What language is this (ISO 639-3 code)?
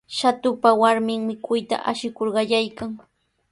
qws